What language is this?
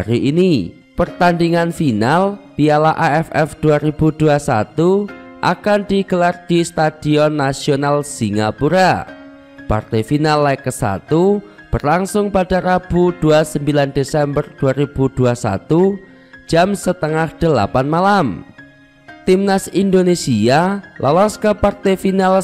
Indonesian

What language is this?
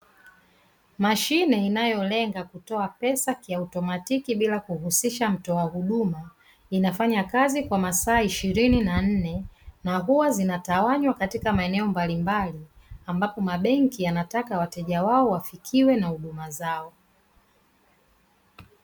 Swahili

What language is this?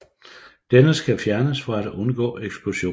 Danish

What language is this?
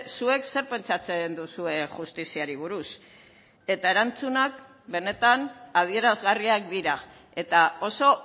Basque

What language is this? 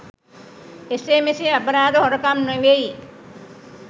Sinhala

